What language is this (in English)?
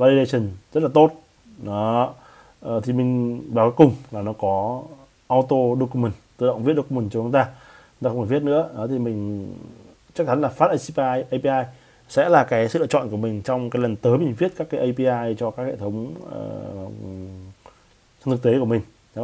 Vietnamese